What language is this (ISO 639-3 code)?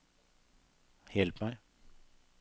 nor